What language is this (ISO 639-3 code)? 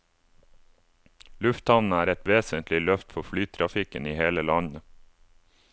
nor